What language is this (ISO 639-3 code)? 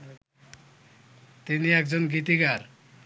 ben